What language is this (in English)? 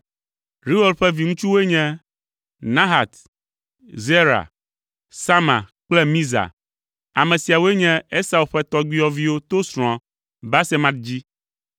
Ewe